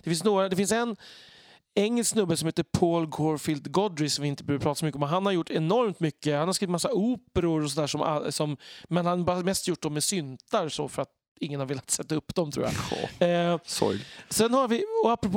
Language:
Swedish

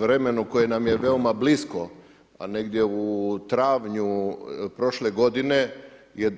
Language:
Croatian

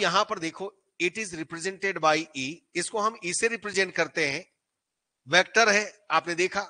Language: Hindi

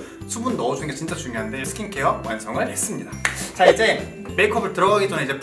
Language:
Korean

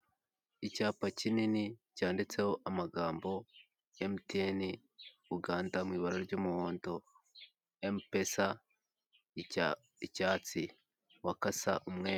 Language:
Kinyarwanda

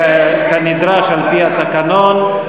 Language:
Hebrew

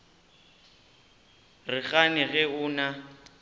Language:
Northern Sotho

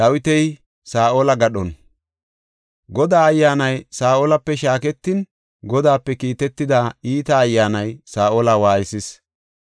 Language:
Gofa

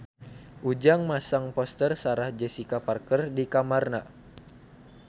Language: Sundanese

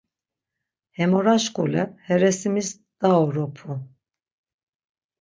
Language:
Laz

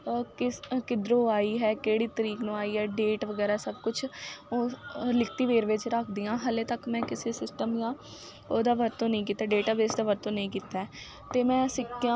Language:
Punjabi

